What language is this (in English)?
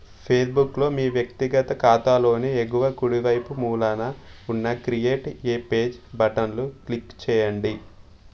Telugu